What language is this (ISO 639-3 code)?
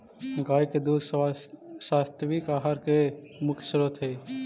mag